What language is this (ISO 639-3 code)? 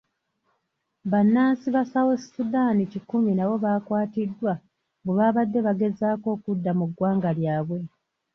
lug